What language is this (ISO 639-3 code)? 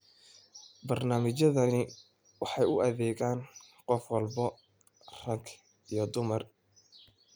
som